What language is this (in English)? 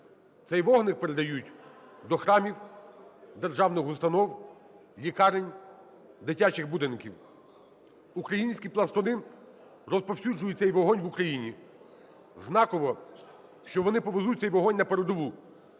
Ukrainian